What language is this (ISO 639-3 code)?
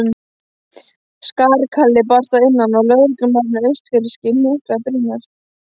isl